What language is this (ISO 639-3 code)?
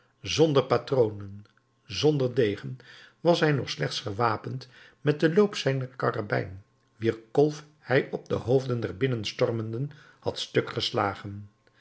nld